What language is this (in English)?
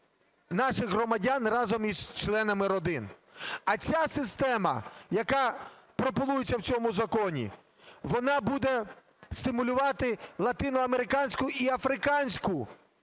Ukrainian